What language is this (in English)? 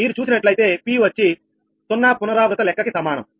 Telugu